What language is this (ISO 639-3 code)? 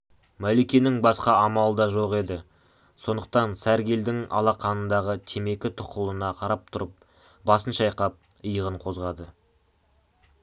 kaz